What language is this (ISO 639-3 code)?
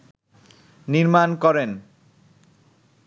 ben